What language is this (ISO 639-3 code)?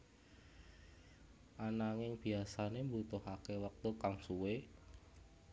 jav